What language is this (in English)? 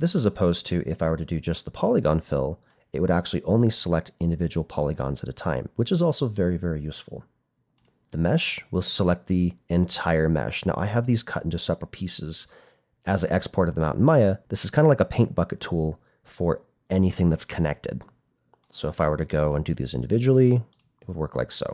English